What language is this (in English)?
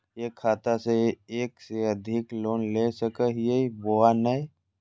Magahi